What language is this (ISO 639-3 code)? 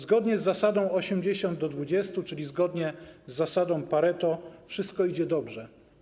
pol